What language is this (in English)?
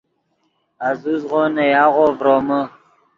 Yidgha